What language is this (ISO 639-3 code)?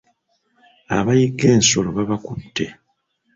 lug